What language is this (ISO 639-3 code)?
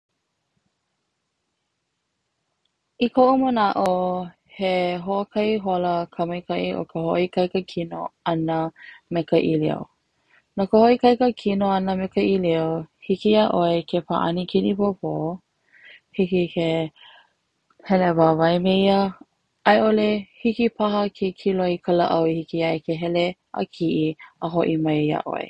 haw